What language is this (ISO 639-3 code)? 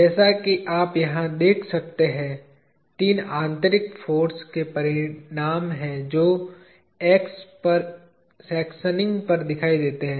hin